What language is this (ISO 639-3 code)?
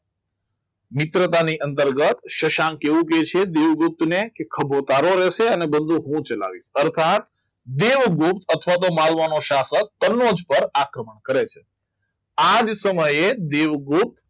guj